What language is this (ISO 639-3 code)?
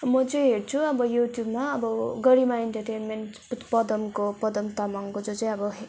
nep